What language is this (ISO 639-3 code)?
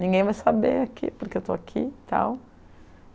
por